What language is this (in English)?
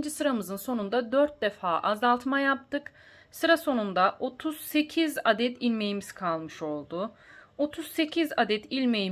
Turkish